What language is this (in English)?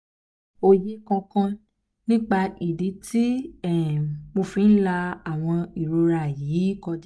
Yoruba